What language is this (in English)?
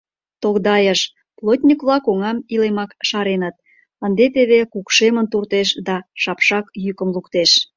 Mari